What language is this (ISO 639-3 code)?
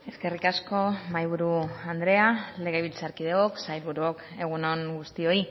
eus